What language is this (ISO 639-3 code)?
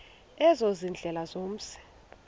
xho